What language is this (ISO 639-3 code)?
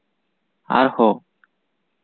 sat